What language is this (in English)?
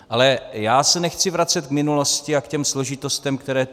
Czech